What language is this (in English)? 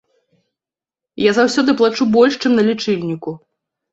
Belarusian